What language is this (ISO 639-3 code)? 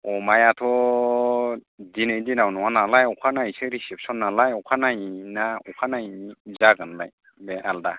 brx